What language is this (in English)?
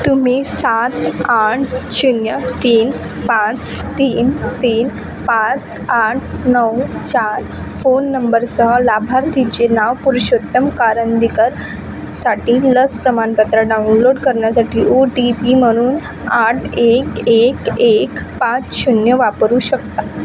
Marathi